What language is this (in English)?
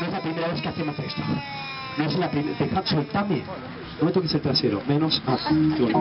Spanish